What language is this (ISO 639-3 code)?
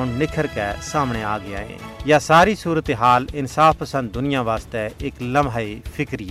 urd